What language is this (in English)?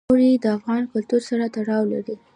Pashto